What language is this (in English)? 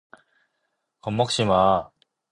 Korean